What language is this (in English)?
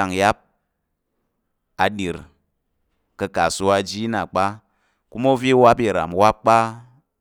Tarok